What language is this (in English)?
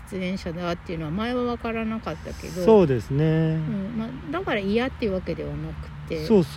Japanese